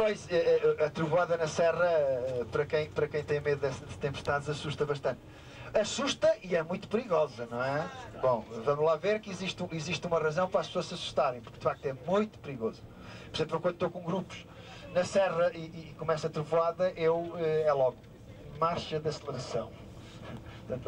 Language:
Portuguese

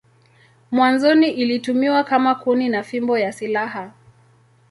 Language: Swahili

